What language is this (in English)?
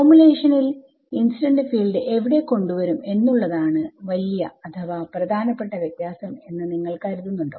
Malayalam